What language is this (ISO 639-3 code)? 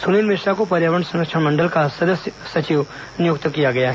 hin